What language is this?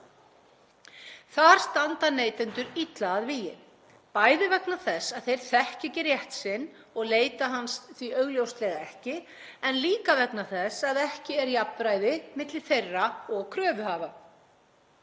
Icelandic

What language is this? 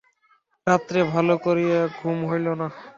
Bangla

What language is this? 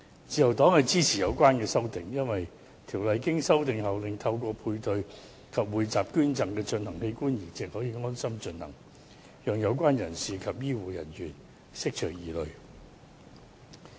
Cantonese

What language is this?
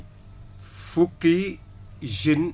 Wolof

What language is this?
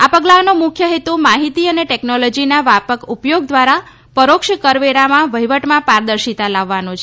Gujarati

